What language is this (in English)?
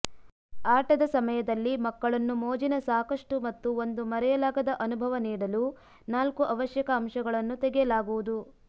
Kannada